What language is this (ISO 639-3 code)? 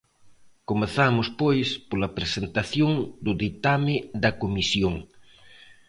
glg